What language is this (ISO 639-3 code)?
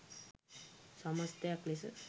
sin